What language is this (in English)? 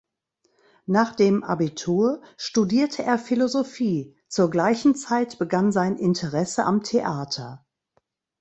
German